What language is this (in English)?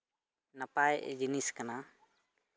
Santali